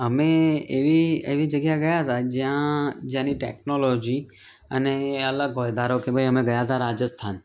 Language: Gujarati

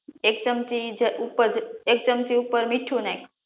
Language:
Gujarati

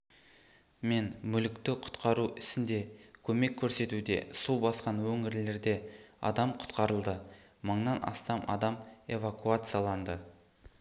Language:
Kazakh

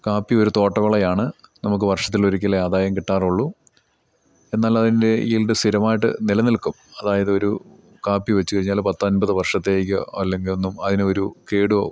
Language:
Malayalam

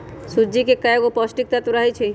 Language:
Magahi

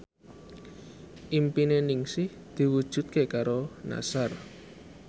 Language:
Javanese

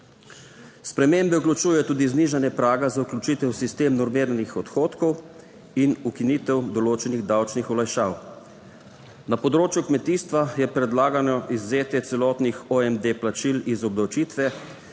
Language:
Slovenian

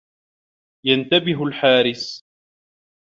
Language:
Arabic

